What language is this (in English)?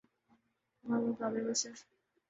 Urdu